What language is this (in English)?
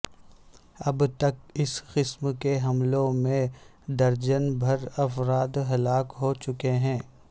Urdu